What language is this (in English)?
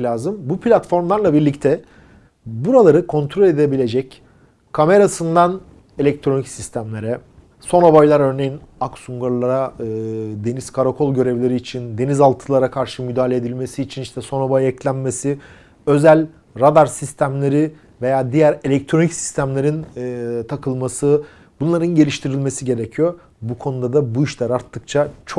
Turkish